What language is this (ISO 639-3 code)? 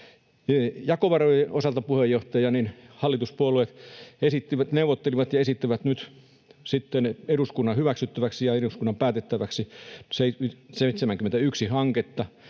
fin